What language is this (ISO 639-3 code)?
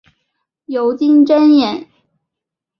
zho